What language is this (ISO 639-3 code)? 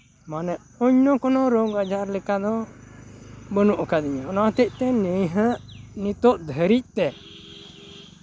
sat